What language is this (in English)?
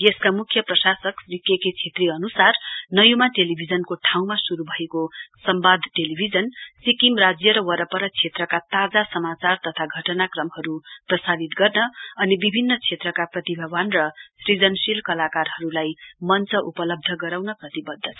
Nepali